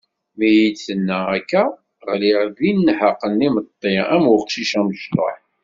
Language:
Kabyle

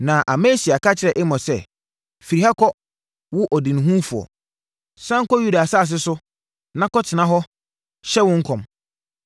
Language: Akan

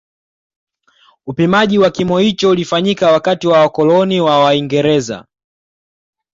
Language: Swahili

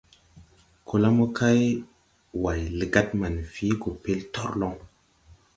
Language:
Tupuri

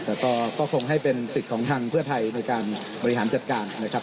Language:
Thai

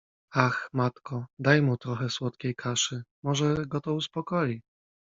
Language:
Polish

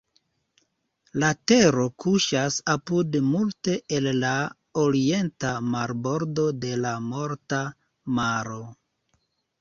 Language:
Esperanto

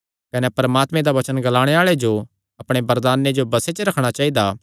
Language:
Kangri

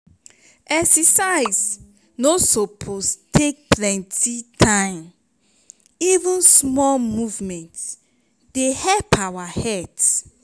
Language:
Nigerian Pidgin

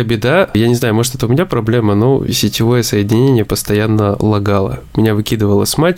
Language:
Russian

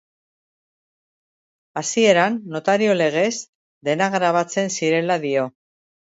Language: Basque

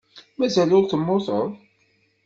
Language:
Kabyle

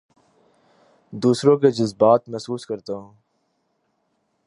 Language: Urdu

